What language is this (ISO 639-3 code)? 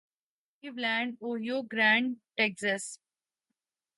urd